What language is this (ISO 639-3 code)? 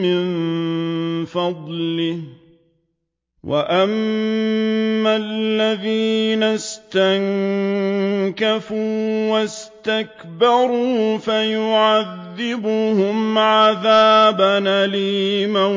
ara